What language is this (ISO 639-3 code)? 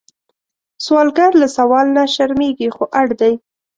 pus